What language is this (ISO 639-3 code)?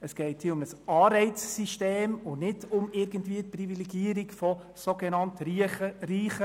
gsw